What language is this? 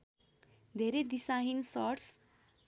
Nepali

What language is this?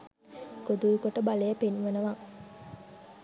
Sinhala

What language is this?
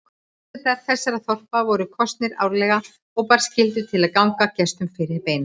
Icelandic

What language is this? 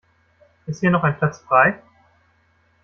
German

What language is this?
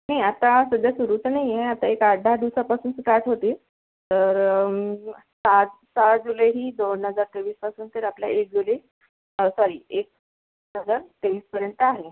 Marathi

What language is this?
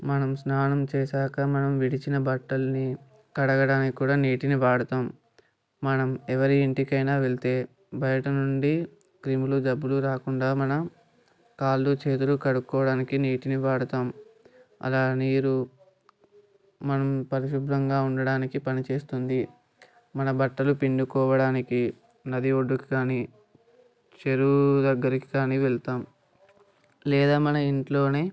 Telugu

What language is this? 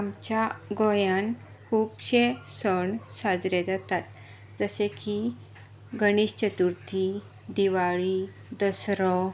Konkani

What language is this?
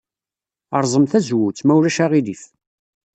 Kabyle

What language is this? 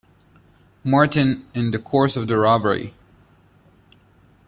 English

